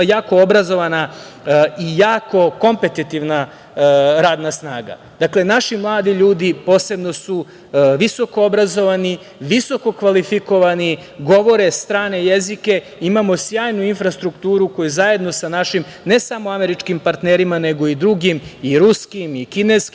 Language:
Serbian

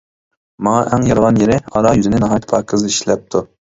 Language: Uyghur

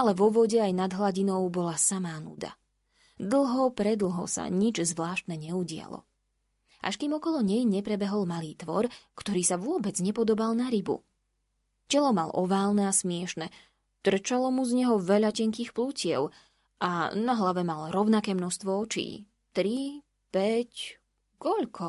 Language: Slovak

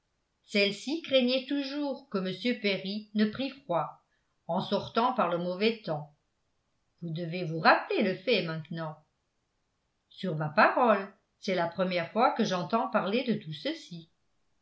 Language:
French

